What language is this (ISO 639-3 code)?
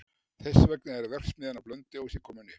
isl